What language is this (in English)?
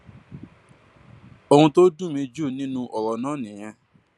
Yoruba